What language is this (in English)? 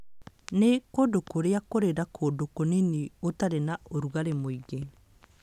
Kikuyu